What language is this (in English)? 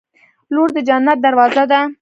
Pashto